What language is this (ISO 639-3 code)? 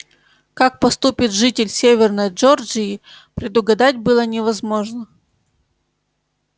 rus